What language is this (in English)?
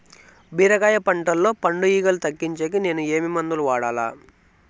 Telugu